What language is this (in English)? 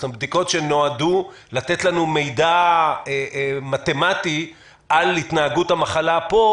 Hebrew